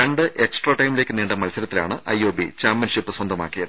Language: Malayalam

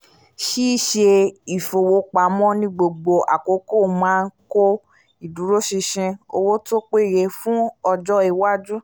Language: Yoruba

